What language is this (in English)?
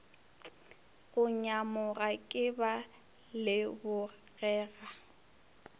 Northern Sotho